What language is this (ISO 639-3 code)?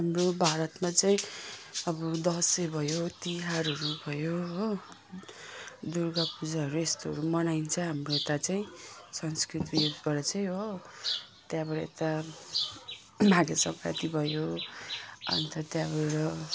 nep